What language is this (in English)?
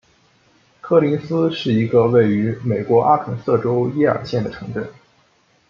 Chinese